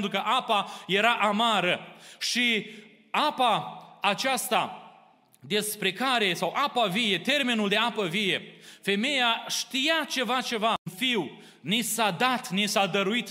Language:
Romanian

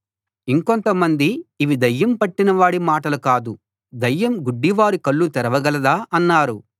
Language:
Telugu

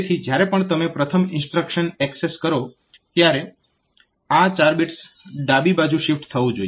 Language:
Gujarati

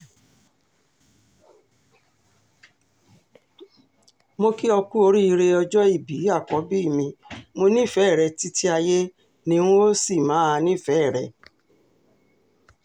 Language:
Yoruba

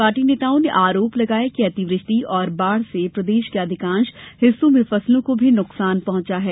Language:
Hindi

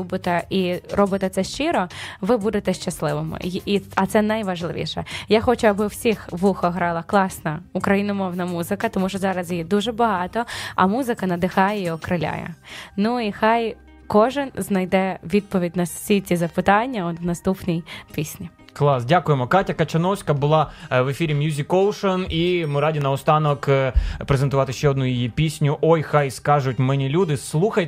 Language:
Ukrainian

